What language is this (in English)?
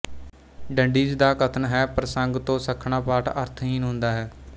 Punjabi